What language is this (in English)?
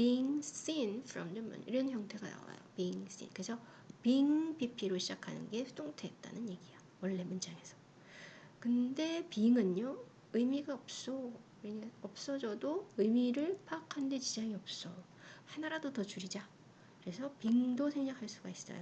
Korean